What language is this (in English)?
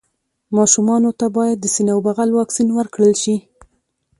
Pashto